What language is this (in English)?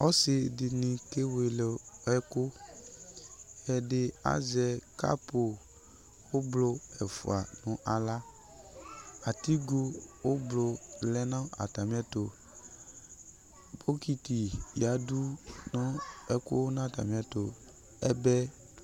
Ikposo